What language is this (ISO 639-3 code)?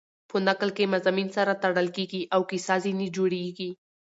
pus